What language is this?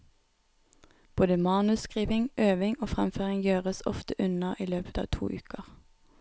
Norwegian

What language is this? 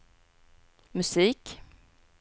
Swedish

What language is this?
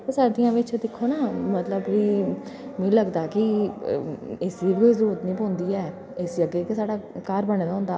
Dogri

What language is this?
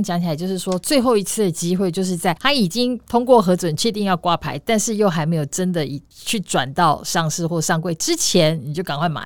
Chinese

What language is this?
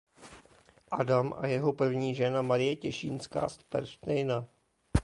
Czech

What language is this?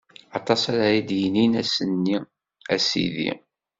Kabyle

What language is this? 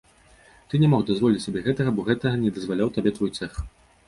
Belarusian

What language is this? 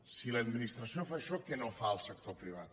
Catalan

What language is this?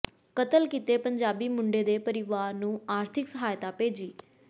Punjabi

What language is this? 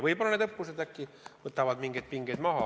Estonian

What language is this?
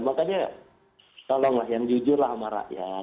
Indonesian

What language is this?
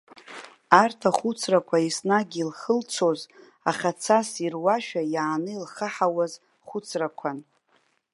Abkhazian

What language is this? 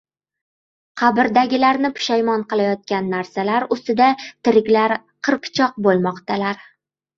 Uzbek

